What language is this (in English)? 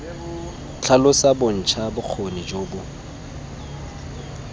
Tswana